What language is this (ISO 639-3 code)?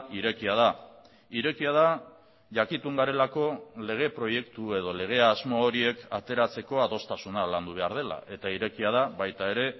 eus